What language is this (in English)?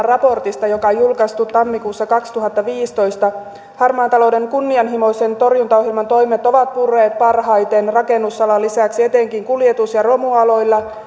Finnish